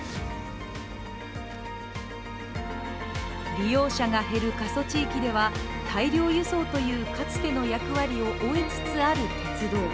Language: Japanese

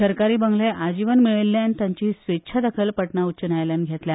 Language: Konkani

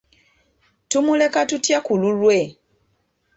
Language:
Ganda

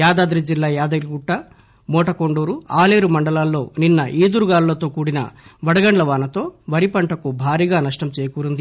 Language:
Telugu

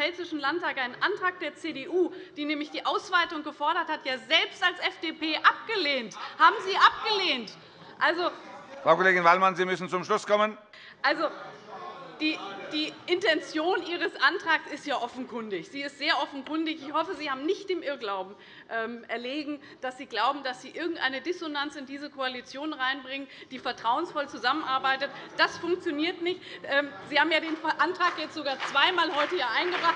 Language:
German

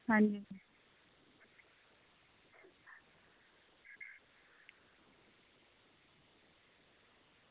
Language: Dogri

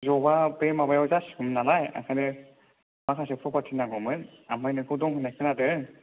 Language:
Bodo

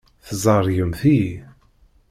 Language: Kabyle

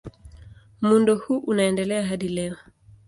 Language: Swahili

